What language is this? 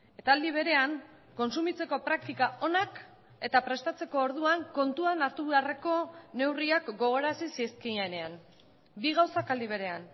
Basque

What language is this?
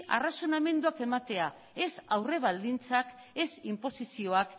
Basque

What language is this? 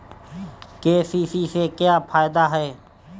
Bhojpuri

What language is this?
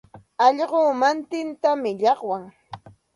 Santa Ana de Tusi Pasco Quechua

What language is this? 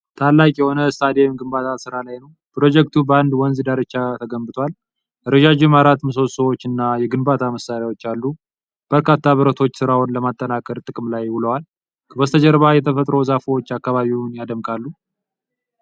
Amharic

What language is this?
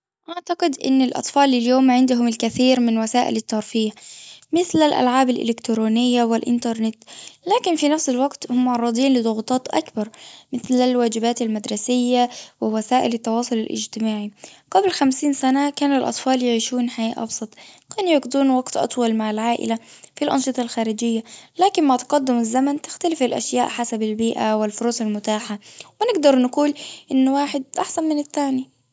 Gulf Arabic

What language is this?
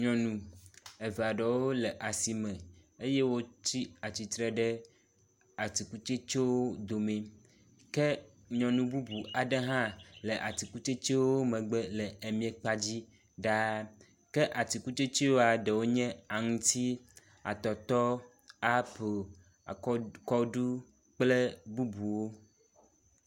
Ewe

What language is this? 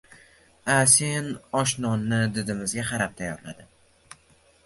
Uzbek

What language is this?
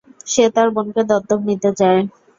Bangla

